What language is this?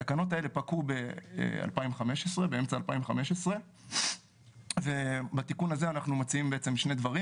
Hebrew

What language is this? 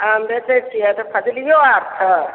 Maithili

